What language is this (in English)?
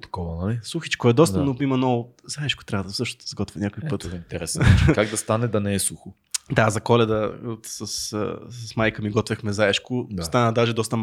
Bulgarian